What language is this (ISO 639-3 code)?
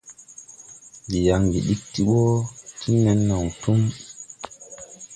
tui